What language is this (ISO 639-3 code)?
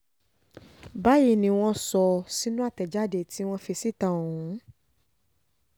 yor